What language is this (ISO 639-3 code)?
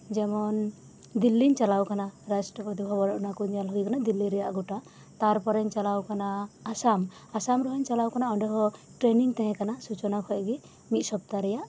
sat